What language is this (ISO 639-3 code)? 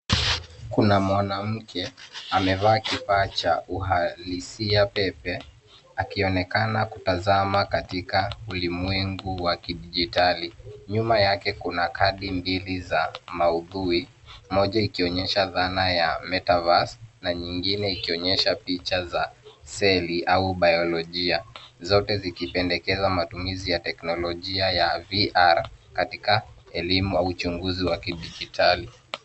swa